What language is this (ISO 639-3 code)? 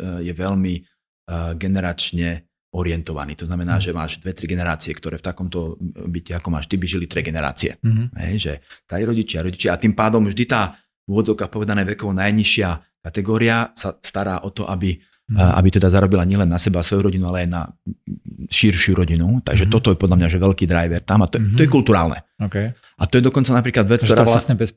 slk